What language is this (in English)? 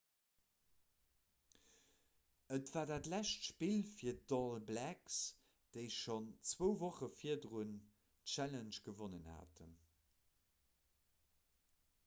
Luxembourgish